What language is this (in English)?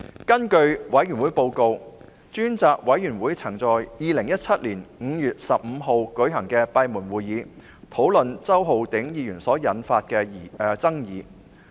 Cantonese